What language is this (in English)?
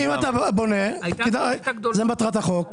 Hebrew